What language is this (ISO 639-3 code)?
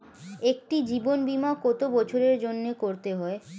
ben